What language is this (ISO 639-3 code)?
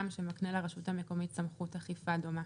heb